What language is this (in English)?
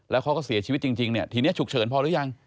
Thai